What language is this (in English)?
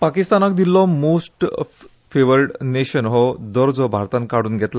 Konkani